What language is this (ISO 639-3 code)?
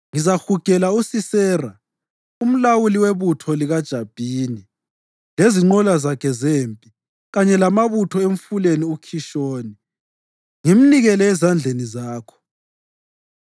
nde